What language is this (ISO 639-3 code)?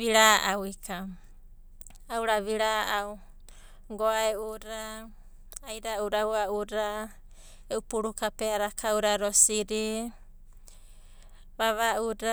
kbt